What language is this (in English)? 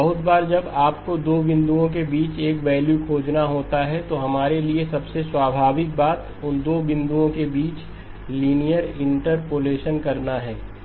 Hindi